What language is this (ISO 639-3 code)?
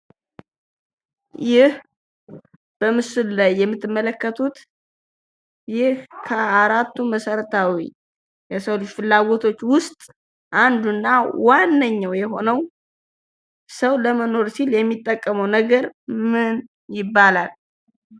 amh